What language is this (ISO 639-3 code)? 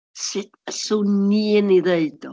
cym